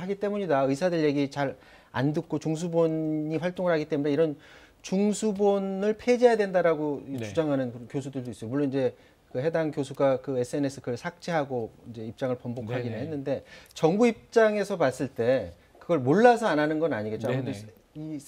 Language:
Korean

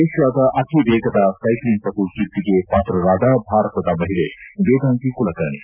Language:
Kannada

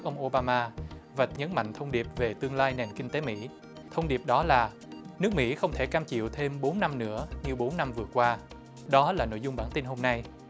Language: Vietnamese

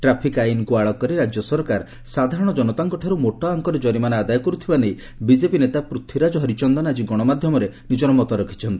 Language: Odia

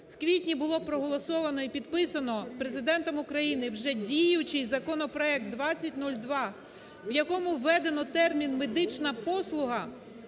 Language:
Ukrainian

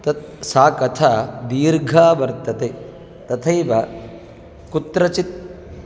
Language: Sanskrit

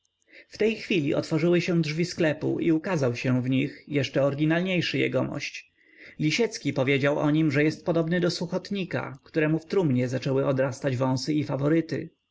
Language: Polish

